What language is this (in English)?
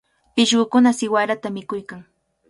Cajatambo North Lima Quechua